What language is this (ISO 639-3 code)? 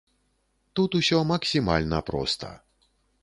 bel